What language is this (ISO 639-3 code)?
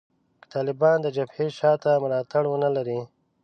pus